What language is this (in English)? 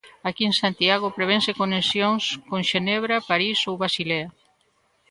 Galician